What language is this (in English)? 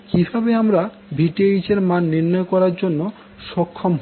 Bangla